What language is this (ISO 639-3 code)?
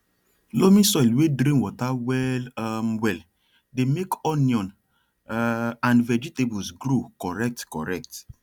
pcm